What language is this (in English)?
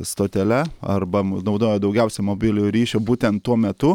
Lithuanian